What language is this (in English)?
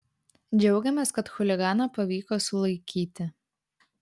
Lithuanian